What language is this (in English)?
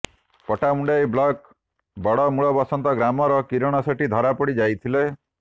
Odia